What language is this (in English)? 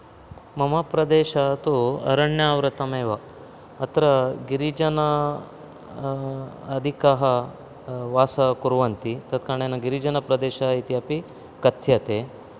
Sanskrit